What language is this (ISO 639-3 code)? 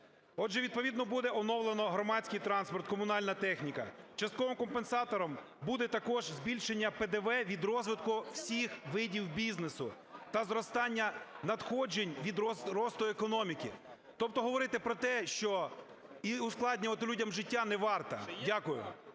ukr